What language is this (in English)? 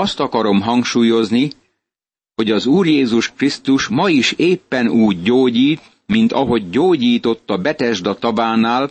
Hungarian